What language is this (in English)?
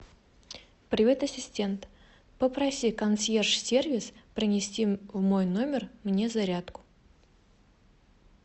Russian